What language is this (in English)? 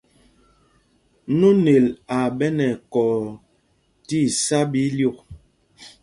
Mpumpong